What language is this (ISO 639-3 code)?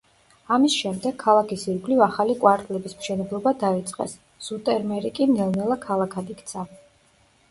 kat